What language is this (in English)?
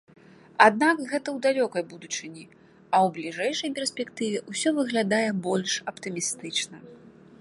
Belarusian